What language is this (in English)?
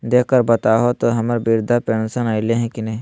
Magahi